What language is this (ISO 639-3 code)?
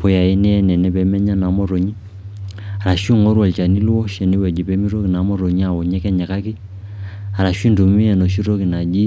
mas